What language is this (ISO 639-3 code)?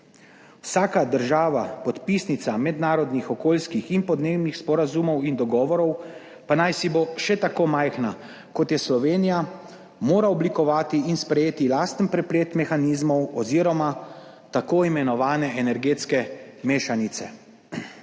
slv